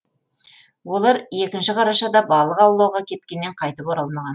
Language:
Kazakh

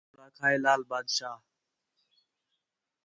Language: Khetrani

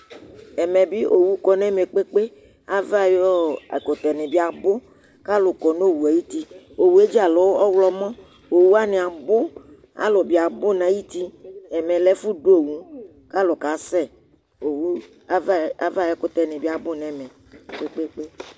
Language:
Ikposo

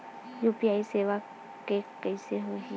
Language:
Chhattisgarhi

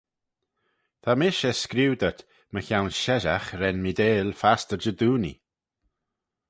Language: Manx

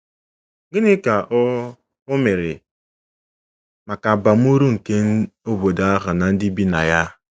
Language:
Igbo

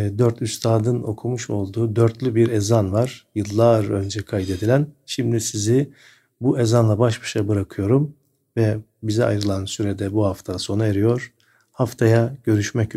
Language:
Turkish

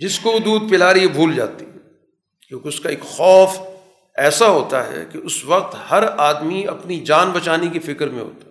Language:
Urdu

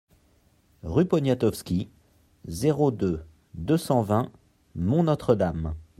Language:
French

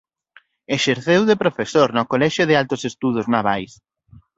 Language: Galician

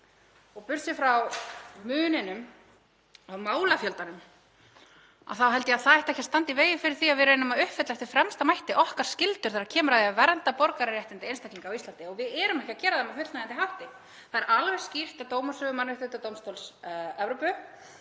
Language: Icelandic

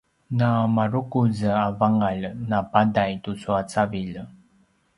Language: Paiwan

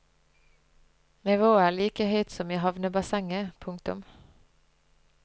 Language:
Norwegian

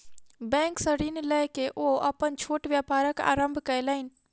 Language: Maithili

